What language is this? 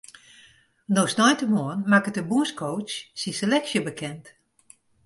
Western Frisian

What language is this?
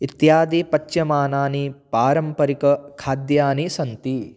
Sanskrit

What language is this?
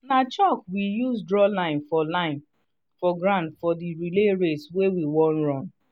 Nigerian Pidgin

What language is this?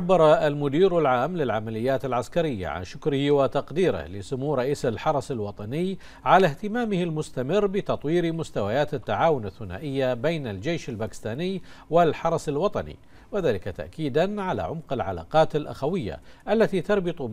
Arabic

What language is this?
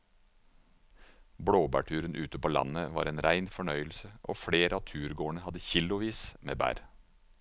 Norwegian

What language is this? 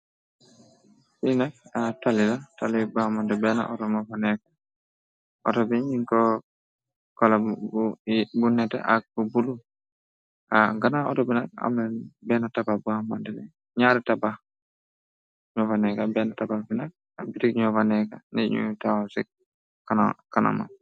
Wolof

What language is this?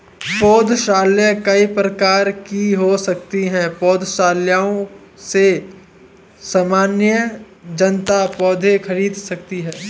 Hindi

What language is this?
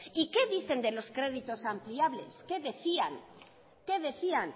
Spanish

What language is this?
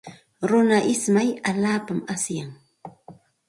Santa Ana de Tusi Pasco Quechua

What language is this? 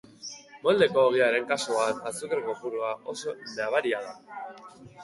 Basque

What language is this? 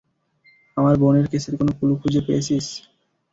Bangla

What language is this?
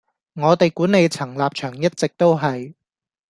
Cantonese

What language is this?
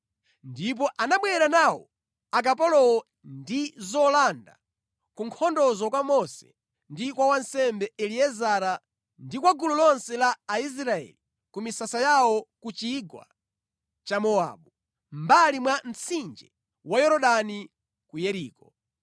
Nyanja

